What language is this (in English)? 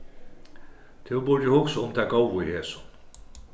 Faroese